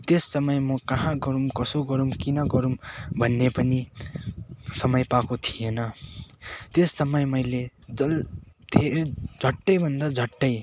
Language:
Nepali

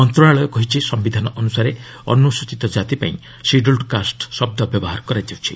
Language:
Odia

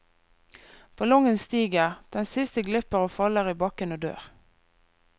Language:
Norwegian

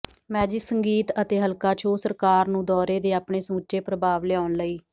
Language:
Punjabi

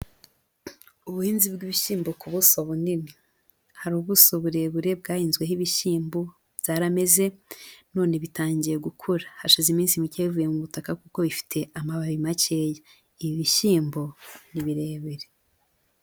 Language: Kinyarwanda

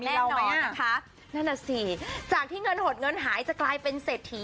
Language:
Thai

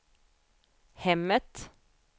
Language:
Swedish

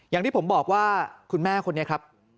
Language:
Thai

